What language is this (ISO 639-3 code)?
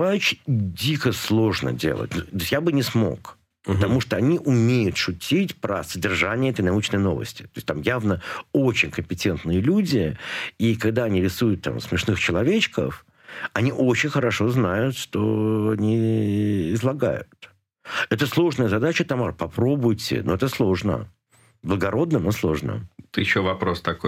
rus